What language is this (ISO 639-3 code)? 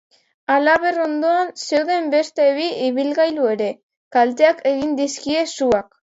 eus